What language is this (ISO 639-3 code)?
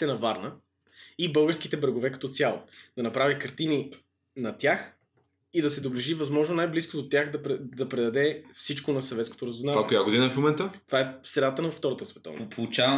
bul